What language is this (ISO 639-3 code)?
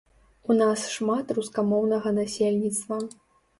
bel